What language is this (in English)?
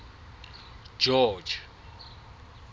Southern Sotho